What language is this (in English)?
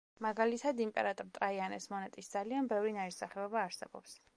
Georgian